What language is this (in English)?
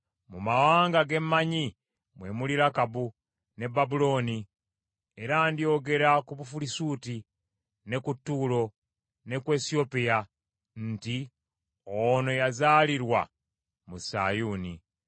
Ganda